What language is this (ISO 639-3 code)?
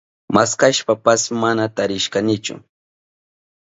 qup